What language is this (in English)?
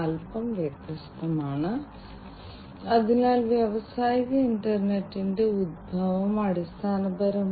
Malayalam